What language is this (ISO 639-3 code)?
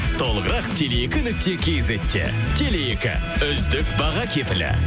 kaz